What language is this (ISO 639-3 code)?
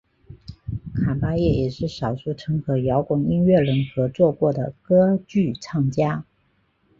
zho